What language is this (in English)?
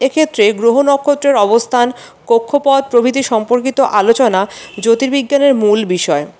Bangla